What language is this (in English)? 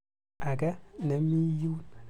Kalenjin